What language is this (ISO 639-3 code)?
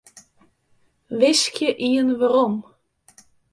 fry